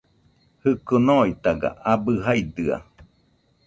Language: Nüpode Huitoto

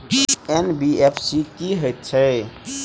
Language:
Maithili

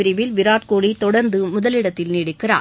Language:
Tamil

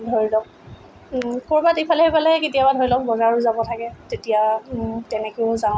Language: Assamese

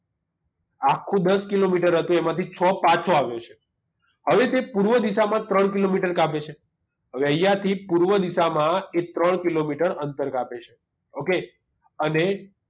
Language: Gujarati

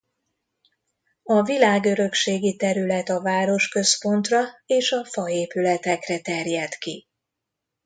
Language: Hungarian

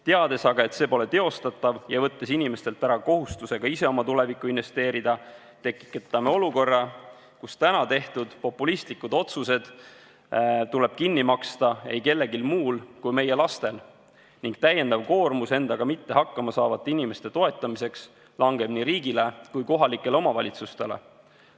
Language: Estonian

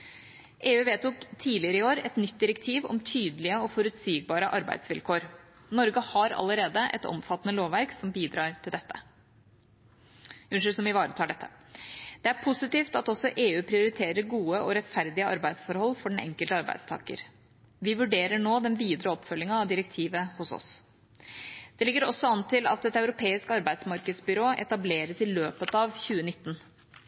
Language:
Norwegian Bokmål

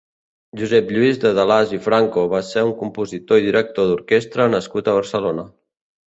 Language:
Catalan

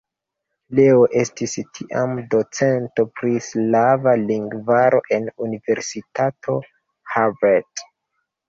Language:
Esperanto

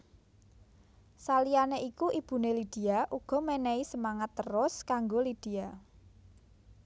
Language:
Javanese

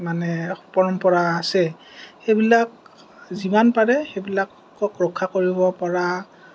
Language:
Assamese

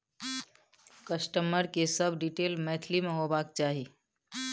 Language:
Maithili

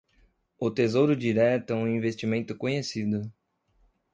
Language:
Portuguese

